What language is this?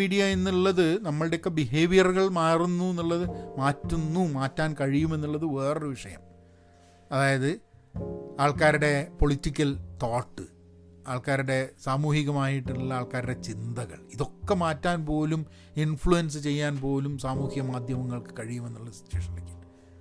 Malayalam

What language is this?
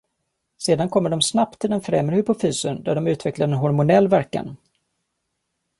Swedish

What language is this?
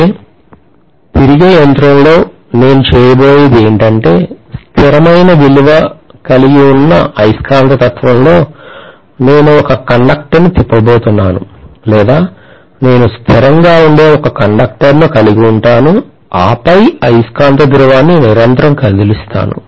Telugu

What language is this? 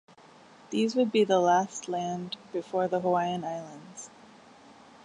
English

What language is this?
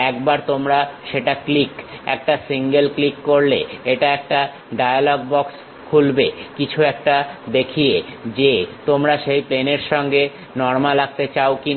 Bangla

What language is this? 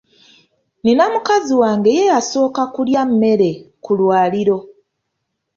Ganda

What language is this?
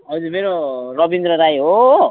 Nepali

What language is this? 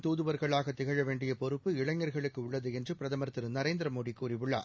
Tamil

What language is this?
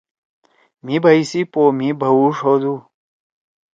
Torwali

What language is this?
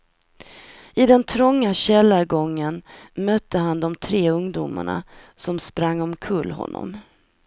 Swedish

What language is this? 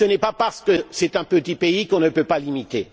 French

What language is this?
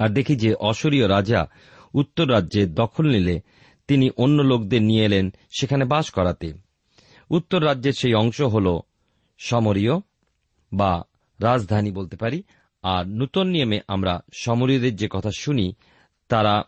Bangla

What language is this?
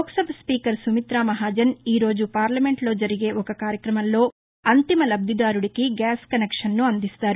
Telugu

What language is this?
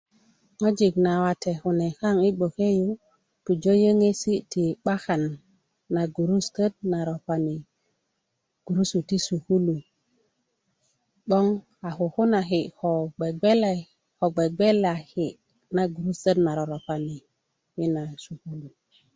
Kuku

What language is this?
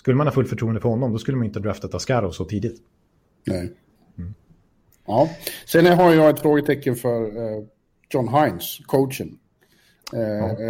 Swedish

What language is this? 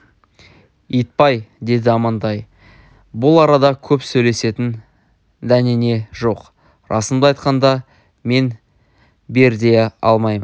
Kazakh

